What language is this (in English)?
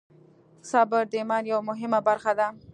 Pashto